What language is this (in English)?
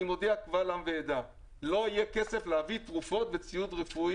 Hebrew